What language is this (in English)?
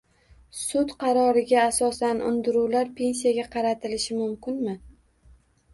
Uzbek